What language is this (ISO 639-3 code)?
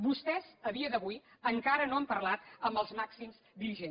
cat